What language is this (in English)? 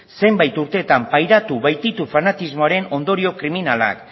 Basque